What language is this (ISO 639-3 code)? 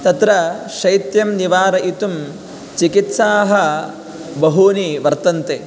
san